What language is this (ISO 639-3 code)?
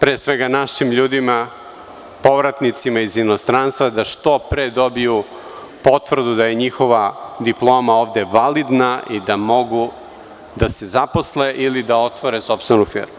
srp